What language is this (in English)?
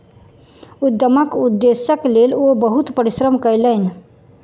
Maithili